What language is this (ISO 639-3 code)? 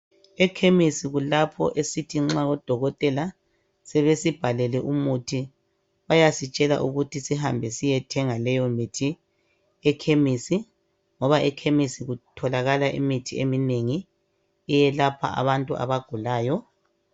nde